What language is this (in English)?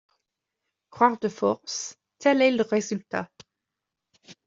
French